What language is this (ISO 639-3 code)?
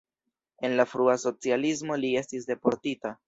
epo